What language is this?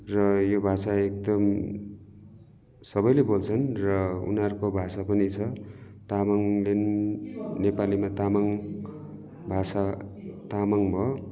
Nepali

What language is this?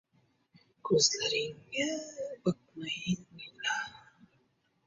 Uzbek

